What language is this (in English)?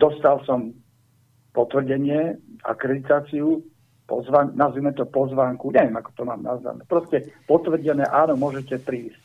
Slovak